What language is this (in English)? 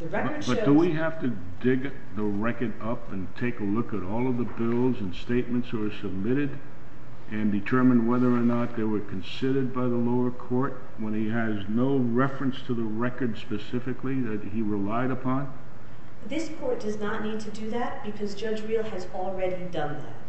English